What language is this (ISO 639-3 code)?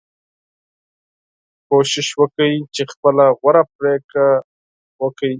pus